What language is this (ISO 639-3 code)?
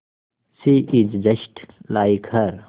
hin